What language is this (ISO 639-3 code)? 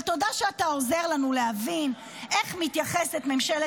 heb